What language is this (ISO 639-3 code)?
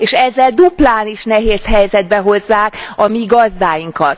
hun